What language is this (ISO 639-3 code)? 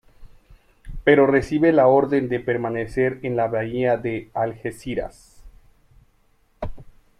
spa